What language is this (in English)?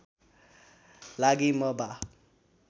Nepali